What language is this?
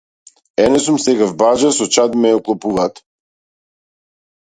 Macedonian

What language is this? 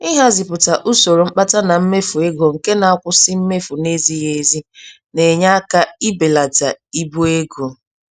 Igbo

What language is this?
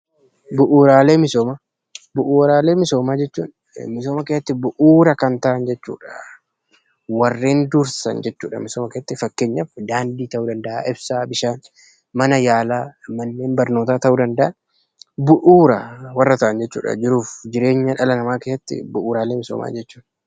Oromo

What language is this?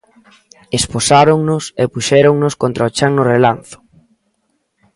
Galician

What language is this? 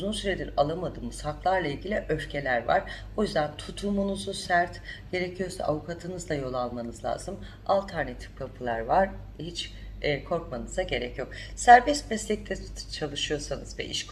Turkish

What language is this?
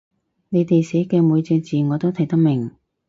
Cantonese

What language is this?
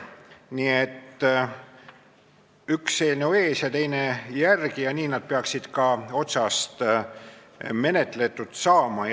Estonian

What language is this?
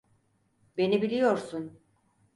Turkish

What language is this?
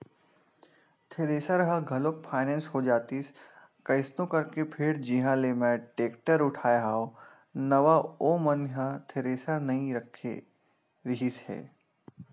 Chhattisgarhi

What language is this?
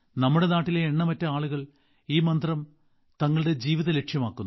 Malayalam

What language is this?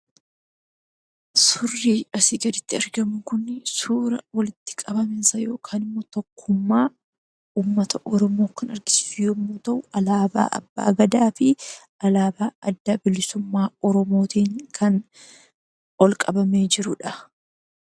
Oromo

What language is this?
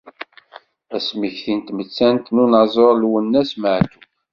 Kabyle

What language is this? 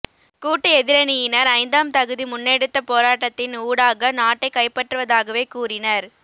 Tamil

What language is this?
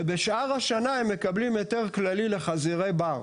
Hebrew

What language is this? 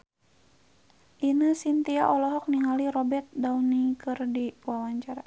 Sundanese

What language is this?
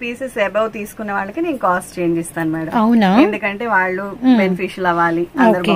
Telugu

